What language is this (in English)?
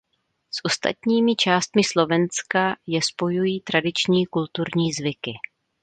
Czech